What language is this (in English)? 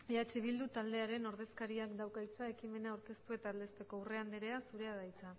Basque